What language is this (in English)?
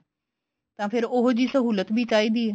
Punjabi